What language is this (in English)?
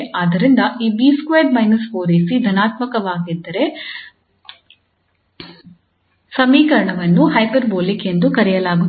Kannada